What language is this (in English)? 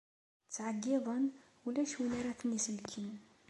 Kabyle